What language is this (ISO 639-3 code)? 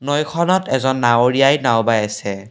asm